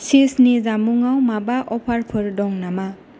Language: Bodo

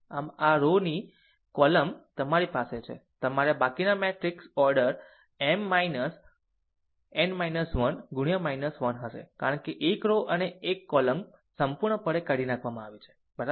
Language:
Gujarati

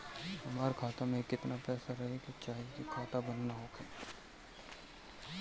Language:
Bhojpuri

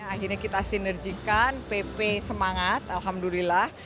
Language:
Indonesian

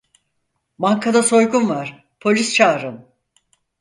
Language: Turkish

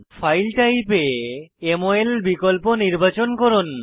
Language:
Bangla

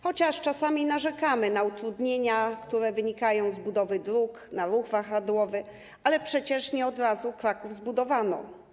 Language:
Polish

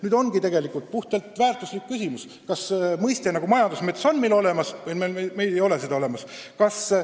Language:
Estonian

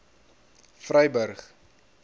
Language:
Afrikaans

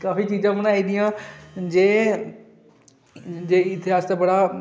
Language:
Dogri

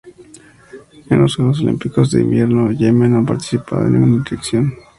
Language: Spanish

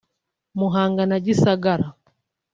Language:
Kinyarwanda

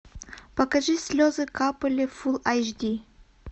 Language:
Russian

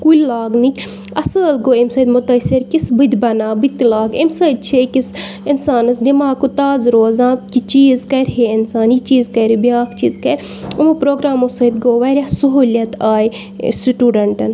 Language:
Kashmiri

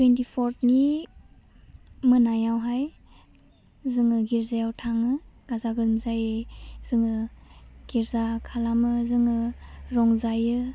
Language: Bodo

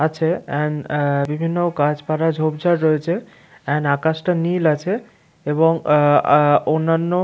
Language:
Bangla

